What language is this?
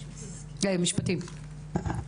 Hebrew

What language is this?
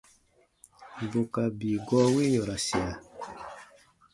Baatonum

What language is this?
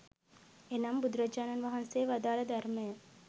Sinhala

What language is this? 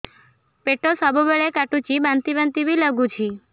Odia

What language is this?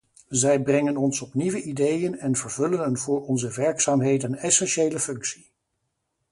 Dutch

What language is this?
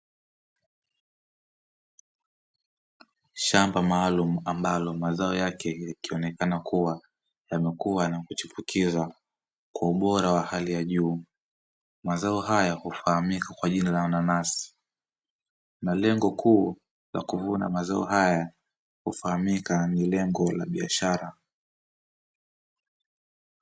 Swahili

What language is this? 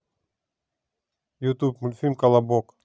Russian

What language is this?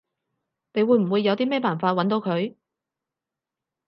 Cantonese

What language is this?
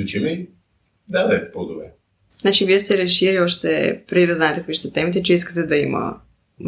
Bulgarian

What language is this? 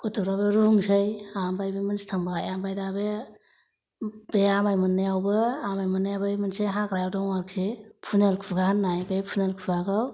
Bodo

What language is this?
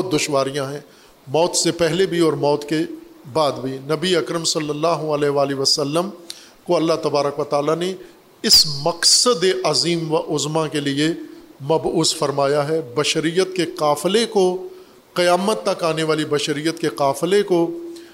Urdu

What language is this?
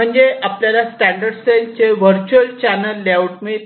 Marathi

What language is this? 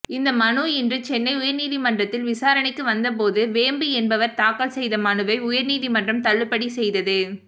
Tamil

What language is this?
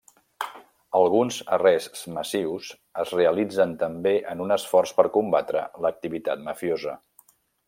Catalan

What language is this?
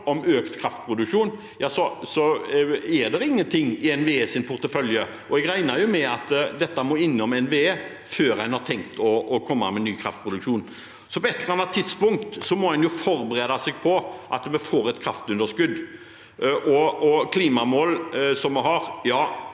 Norwegian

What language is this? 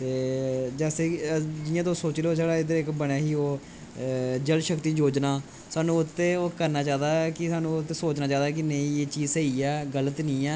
Dogri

